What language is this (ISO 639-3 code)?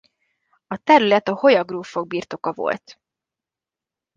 hun